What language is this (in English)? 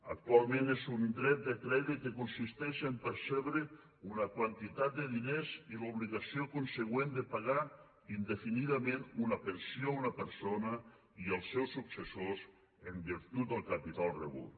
Catalan